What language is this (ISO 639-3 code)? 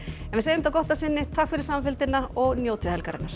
isl